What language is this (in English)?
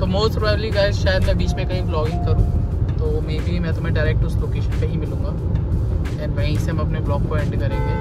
Hindi